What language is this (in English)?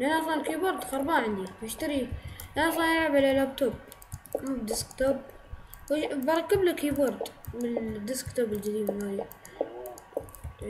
Arabic